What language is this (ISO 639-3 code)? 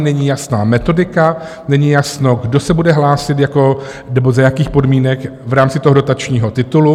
ces